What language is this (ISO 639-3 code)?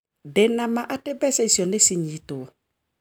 kik